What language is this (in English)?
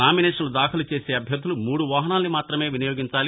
Telugu